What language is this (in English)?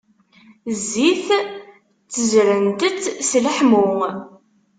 Kabyle